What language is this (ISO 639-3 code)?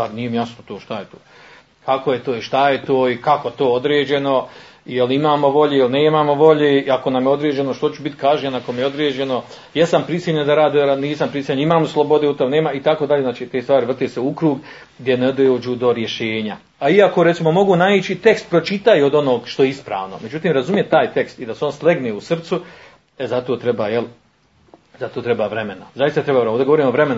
hrv